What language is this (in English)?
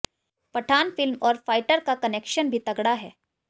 Hindi